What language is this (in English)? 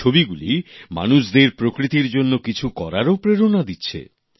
Bangla